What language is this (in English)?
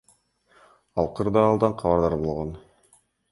Kyrgyz